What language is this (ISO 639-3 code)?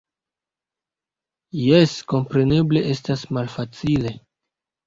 epo